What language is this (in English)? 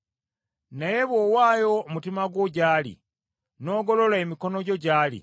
Ganda